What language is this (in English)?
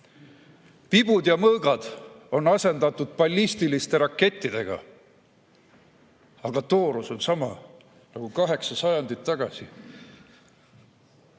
Estonian